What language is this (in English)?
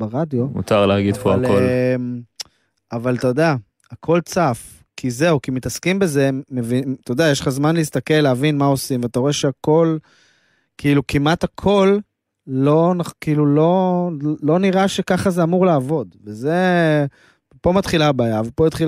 Hebrew